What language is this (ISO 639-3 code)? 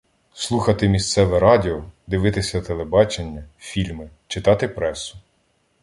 ukr